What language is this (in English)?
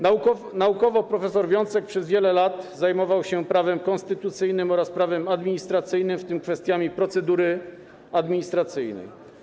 Polish